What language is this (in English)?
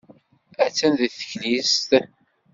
Kabyle